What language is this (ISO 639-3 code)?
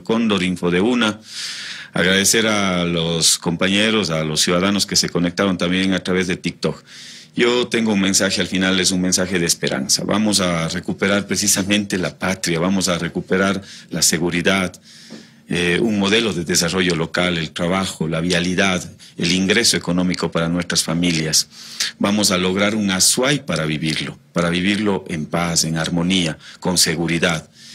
spa